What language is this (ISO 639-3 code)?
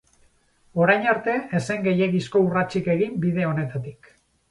eus